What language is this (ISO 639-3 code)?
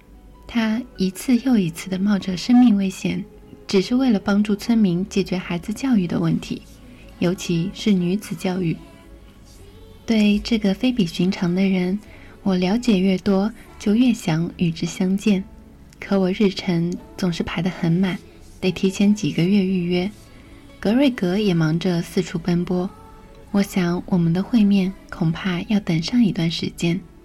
zho